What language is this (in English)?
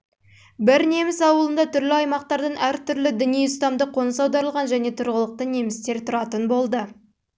Kazakh